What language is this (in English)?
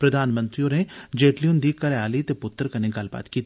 Dogri